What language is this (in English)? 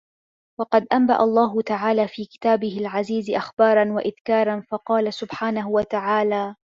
Arabic